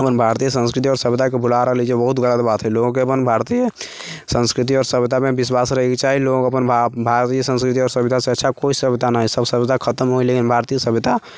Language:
Maithili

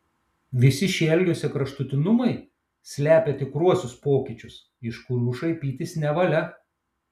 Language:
Lithuanian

